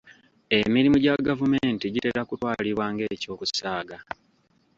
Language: Ganda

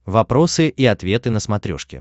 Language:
Russian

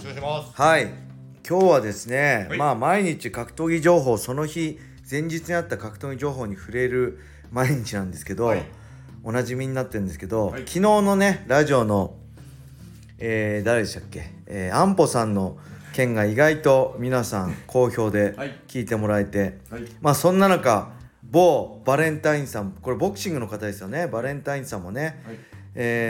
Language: Japanese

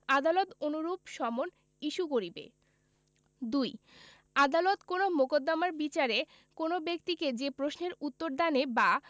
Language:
Bangla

